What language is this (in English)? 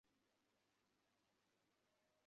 Bangla